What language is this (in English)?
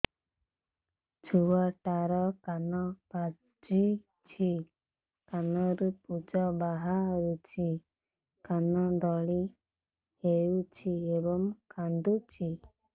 Odia